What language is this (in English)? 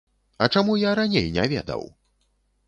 Belarusian